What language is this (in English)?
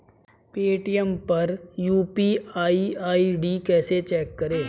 Hindi